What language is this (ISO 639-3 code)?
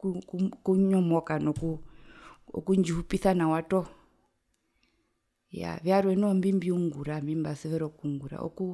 her